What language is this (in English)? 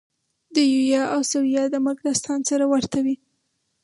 Pashto